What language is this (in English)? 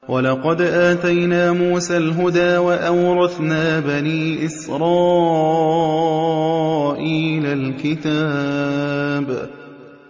Arabic